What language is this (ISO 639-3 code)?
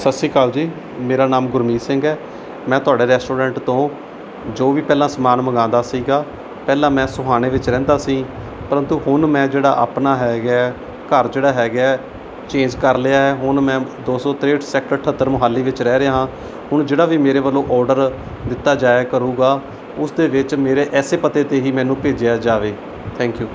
pan